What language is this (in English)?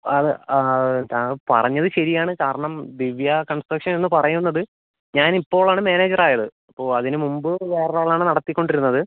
Malayalam